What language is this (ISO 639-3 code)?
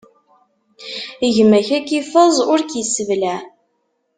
kab